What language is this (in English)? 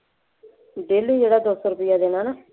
Punjabi